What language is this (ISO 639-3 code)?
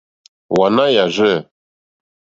bri